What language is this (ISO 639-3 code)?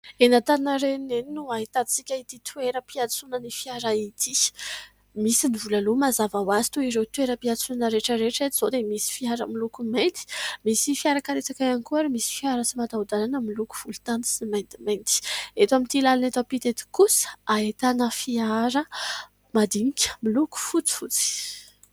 mlg